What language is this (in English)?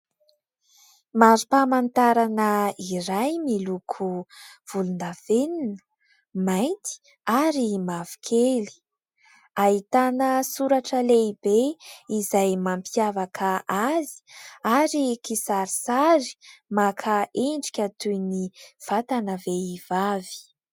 Malagasy